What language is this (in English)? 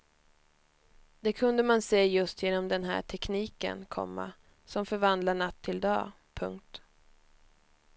Swedish